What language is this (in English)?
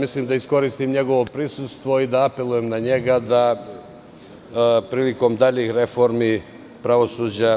Serbian